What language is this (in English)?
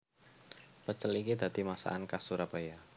Javanese